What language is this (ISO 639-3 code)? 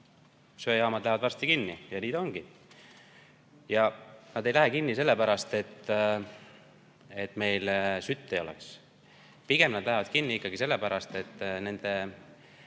est